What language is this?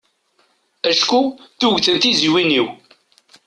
Kabyle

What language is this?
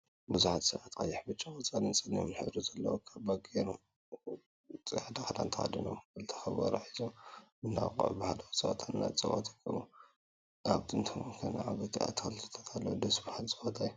Tigrinya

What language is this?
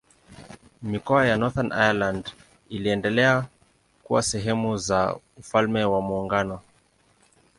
Swahili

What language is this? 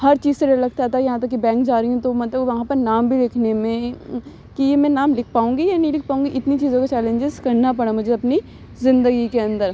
Urdu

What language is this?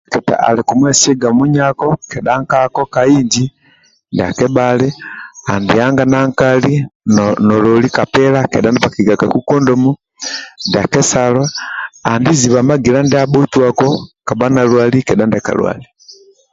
Amba (Uganda)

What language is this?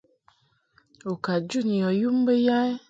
Mungaka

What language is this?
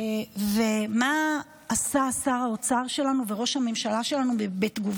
Hebrew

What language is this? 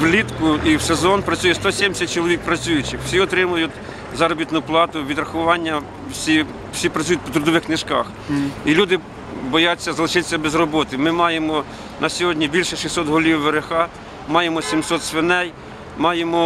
Ukrainian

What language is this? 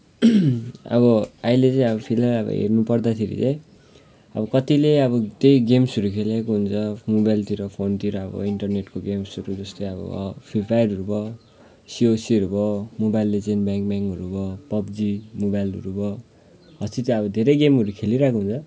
Nepali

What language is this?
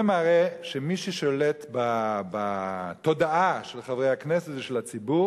Hebrew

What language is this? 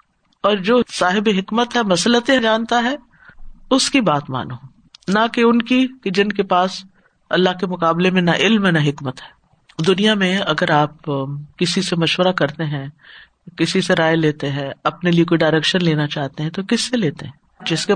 Urdu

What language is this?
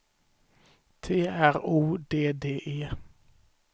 Swedish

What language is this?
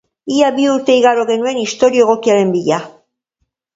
Basque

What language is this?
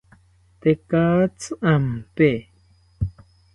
South Ucayali Ashéninka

